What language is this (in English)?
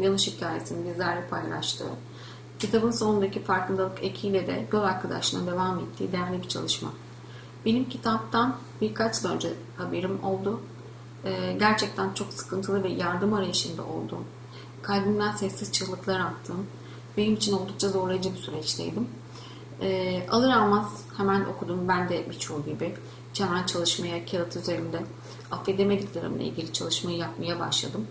Turkish